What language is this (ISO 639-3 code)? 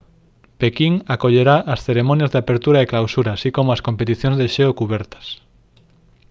glg